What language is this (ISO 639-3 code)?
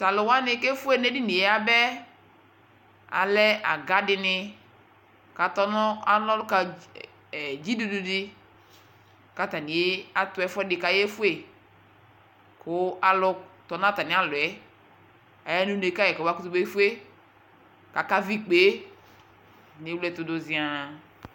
kpo